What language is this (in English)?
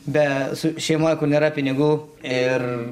Lithuanian